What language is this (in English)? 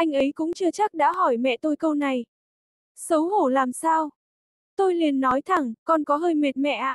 Vietnamese